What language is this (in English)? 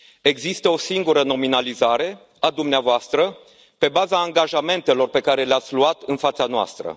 Romanian